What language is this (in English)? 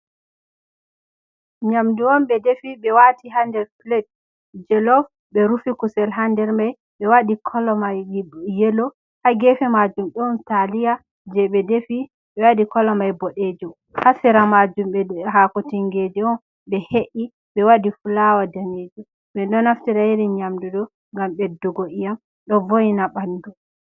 Fula